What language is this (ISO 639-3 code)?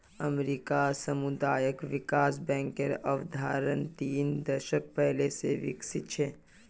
mag